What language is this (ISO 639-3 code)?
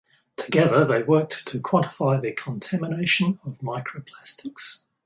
eng